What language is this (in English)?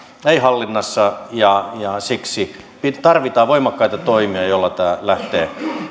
Finnish